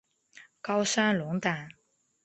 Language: Chinese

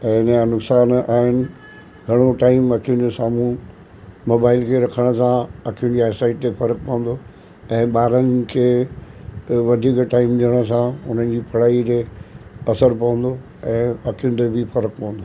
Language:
Sindhi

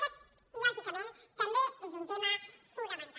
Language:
Catalan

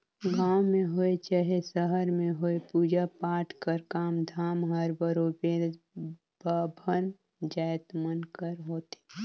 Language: Chhattisgarhi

